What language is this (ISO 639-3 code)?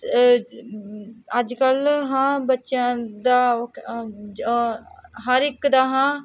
pan